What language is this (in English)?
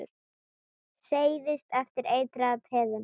Icelandic